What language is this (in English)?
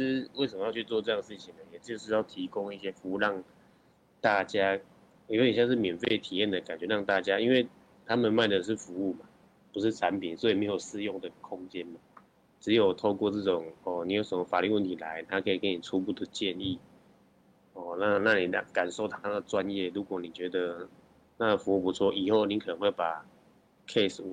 Chinese